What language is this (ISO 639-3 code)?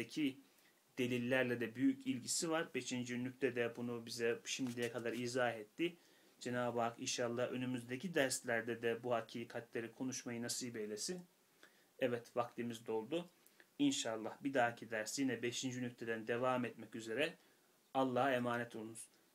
tur